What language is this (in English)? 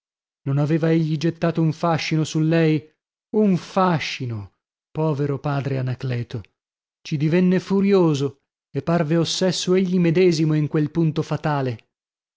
Italian